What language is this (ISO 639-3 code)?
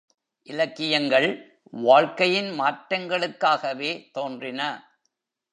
tam